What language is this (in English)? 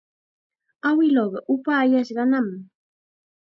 Chiquián Ancash Quechua